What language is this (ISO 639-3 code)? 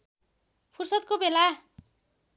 nep